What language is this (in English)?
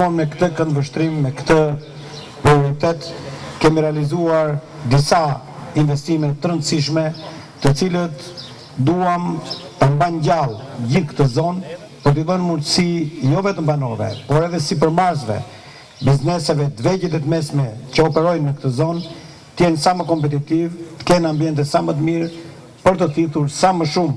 Romanian